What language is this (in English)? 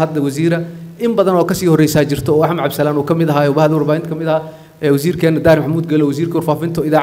Arabic